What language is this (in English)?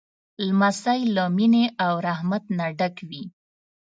Pashto